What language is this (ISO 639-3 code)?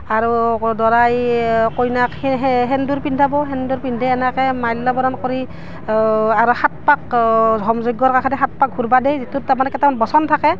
asm